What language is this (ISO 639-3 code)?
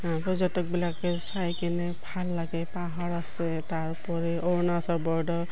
asm